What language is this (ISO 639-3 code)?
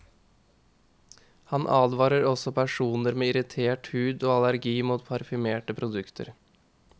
nor